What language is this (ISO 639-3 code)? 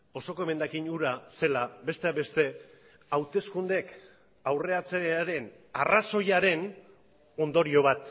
eus